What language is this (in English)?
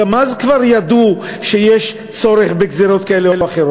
Hebrew